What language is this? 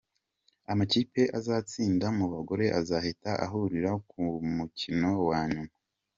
Kinyarwanda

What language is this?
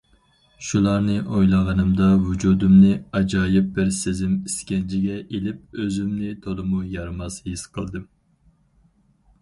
Uyghur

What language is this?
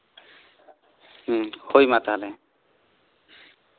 Santali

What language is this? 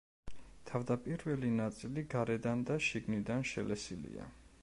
Georgian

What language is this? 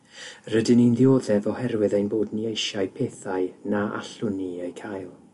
Welsh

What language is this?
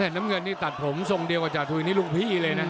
Thai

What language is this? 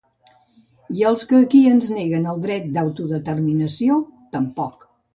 Catalan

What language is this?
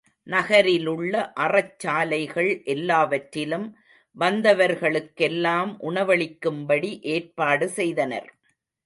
Tamil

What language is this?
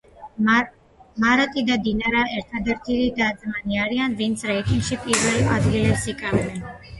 Georgian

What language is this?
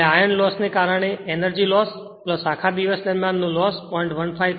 Gujarati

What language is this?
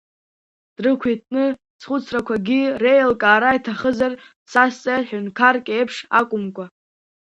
Abkhazian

